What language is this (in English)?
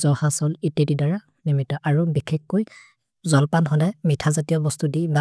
Maria (India)